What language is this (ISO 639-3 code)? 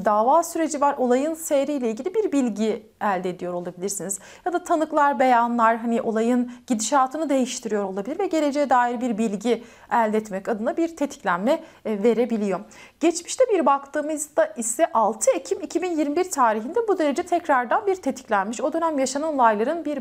tur